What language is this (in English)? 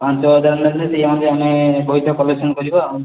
Odia